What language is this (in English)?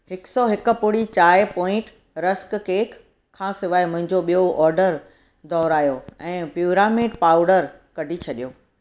Sindhi